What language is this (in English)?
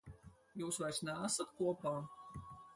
Latvian